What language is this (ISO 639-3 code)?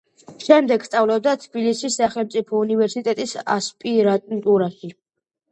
kat